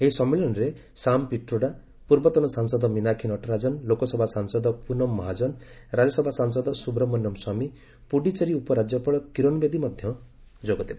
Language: Odia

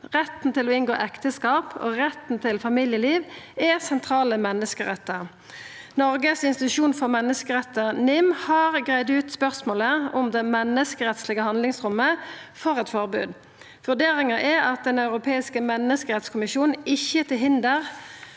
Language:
Norwegian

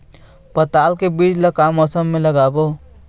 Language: Chhattisgarhi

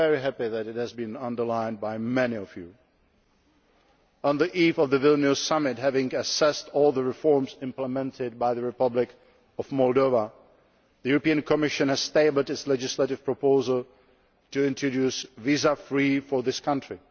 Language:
English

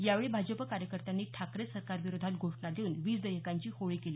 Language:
Marathi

